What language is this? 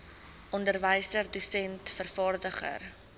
Afrikaans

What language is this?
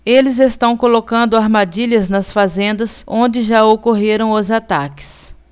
Portuguese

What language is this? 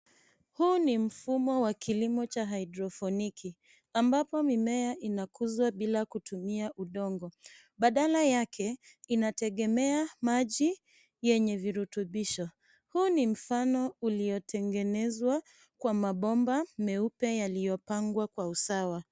Swahili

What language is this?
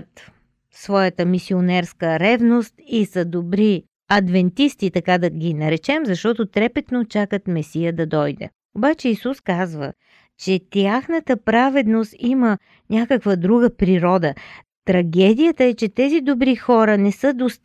Bulgarian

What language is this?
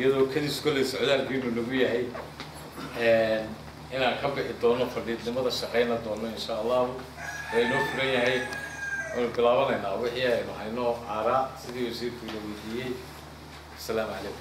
Arabic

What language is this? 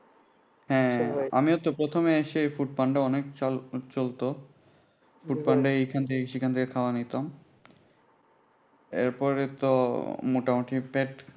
Bangla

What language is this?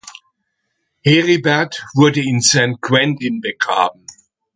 German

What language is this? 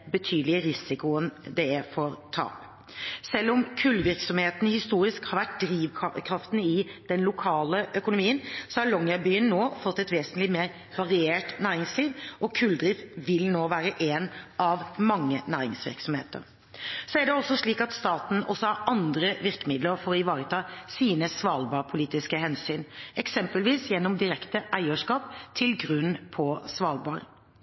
Norwegian Bokmål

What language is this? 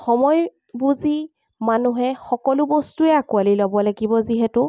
Assamese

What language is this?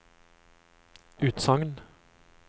Norwegian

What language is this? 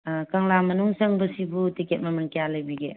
Manipuri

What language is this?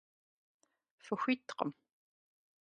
Kabardian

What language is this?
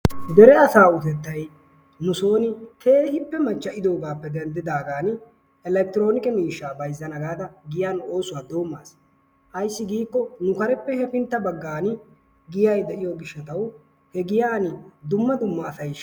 Wolaytta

